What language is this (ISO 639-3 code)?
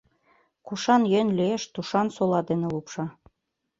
chm